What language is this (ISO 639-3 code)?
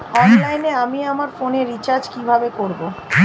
ben